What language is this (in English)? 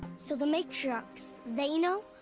English